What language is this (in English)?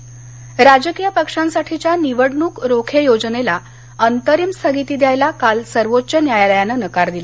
Marathi